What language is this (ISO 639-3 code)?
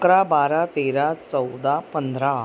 mar